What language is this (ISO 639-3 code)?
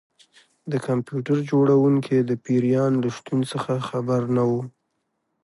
pus